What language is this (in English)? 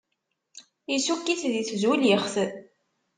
Kabyle